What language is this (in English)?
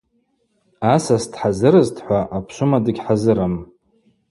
Abaza